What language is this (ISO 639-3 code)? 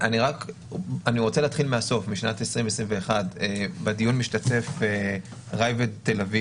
heb